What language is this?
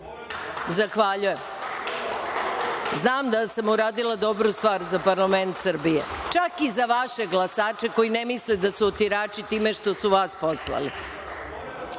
Serbian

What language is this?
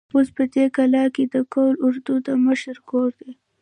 Pashto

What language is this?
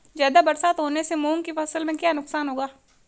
Hindi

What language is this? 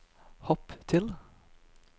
Norwegian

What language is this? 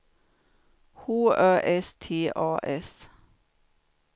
Swedish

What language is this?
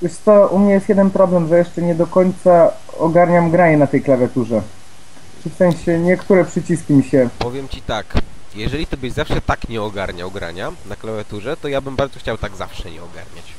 Polish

